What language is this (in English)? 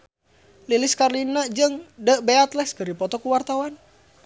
Sundanese